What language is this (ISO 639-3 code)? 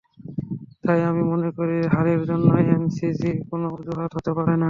ben